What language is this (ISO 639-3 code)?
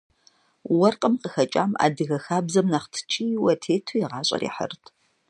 kbd